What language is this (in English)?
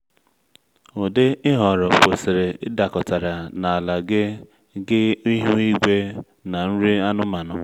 Igbo